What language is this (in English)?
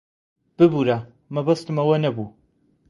Central Kurdish